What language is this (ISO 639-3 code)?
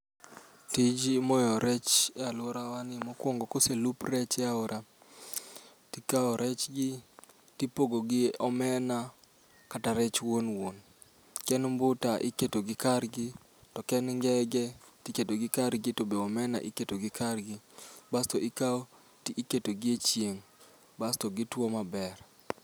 luo